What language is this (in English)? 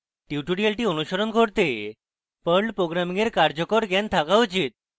Bangla